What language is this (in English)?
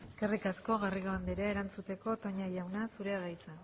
Basque